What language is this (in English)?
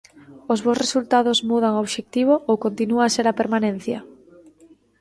Galician